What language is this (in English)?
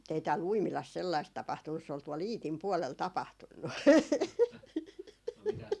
Finnish